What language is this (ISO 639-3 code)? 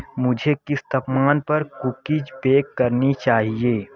hin